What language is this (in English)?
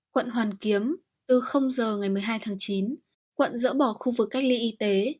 Vietnamese